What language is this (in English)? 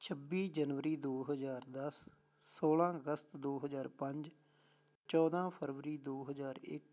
Punjabi